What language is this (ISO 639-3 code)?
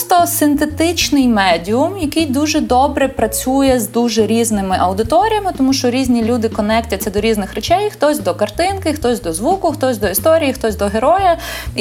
ukr